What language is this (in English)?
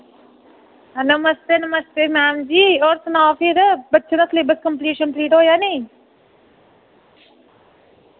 Dogri